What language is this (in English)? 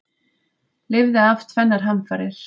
Icelandic